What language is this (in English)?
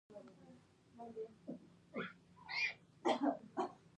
Pashto